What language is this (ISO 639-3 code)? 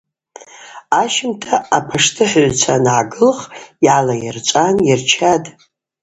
abq